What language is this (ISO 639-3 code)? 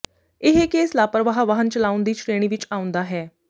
pan